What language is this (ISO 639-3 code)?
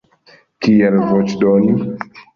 epo